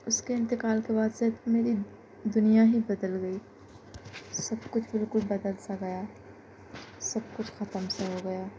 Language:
Urdu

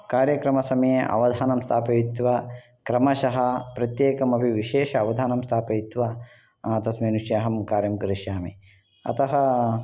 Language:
Sanskrit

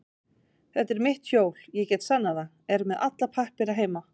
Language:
Icelandic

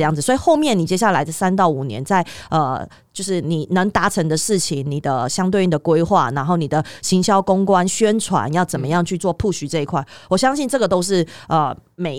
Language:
Chinese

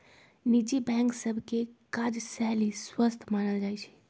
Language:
Magahi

